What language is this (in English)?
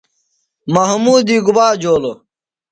Phalura